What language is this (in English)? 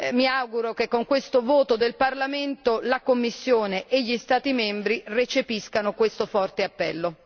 Italian